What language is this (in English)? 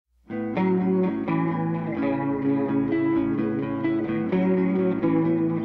English